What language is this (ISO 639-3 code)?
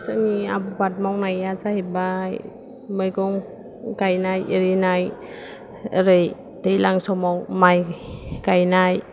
brx